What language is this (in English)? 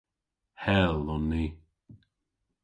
Cornish